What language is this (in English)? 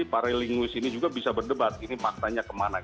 Indonesian